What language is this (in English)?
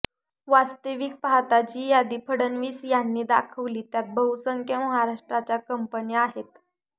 Marathi